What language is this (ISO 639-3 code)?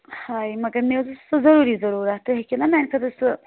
kas